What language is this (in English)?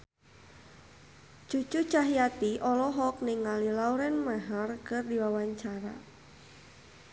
Sundanese